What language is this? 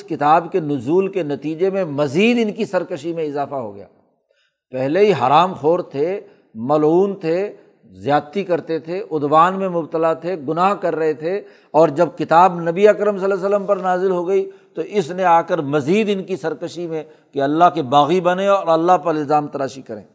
Urdu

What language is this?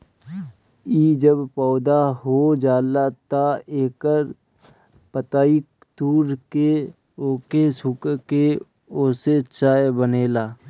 Bhojpuri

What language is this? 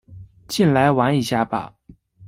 Chinese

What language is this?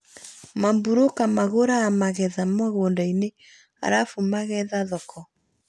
Kikuyu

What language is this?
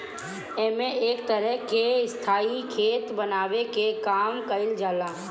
Bhojpuri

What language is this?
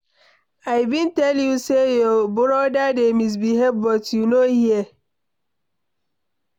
Nigerian Pidgin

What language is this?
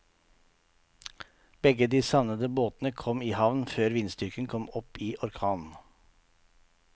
Norwegian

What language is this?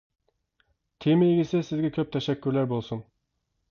Uyghur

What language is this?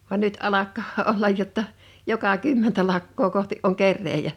Finnish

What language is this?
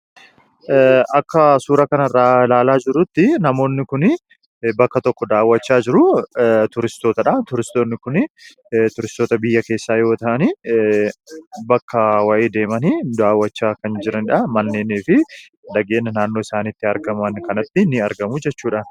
Oromo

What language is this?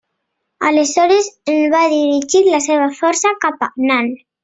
Catalan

